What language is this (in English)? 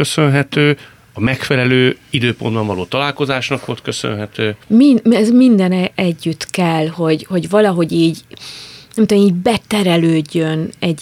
Hungarian